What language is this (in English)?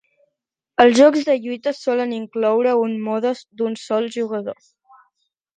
Catalan